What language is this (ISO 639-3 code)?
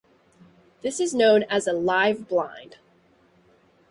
eng